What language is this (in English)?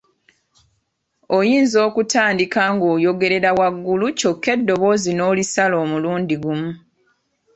Ganda